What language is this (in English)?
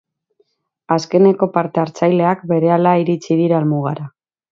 Basque